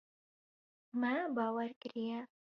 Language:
Kurdish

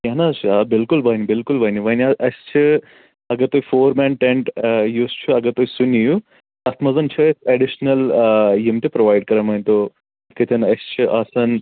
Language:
Kashmiri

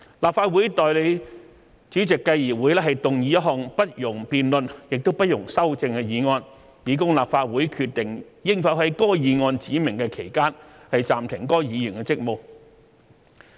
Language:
Cantonese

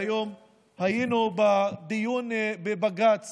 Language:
Hebrew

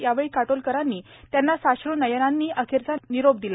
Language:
Marathi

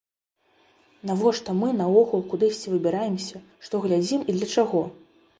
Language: Belarusian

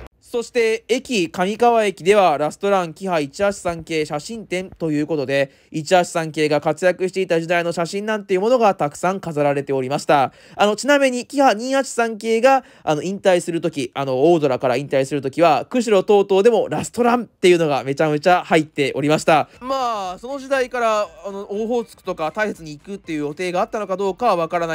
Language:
Japanese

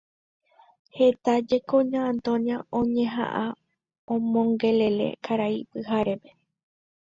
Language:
Guarani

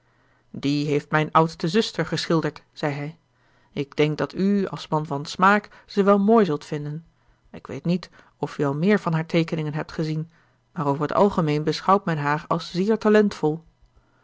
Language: Dutch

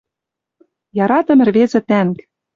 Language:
Western Mari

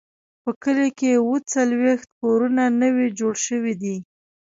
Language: Pashto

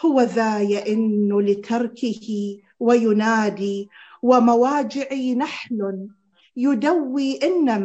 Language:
Arabic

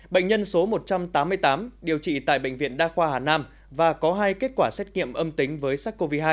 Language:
Vietnamese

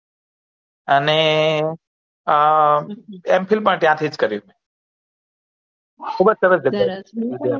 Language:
Gujarati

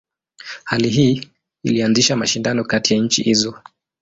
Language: Swahili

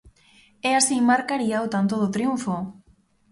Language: Galician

